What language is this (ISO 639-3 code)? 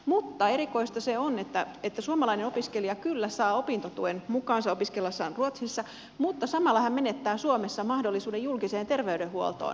fin